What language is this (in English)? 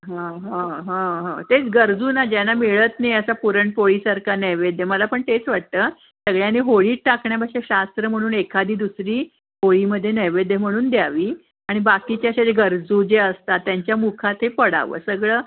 Marathi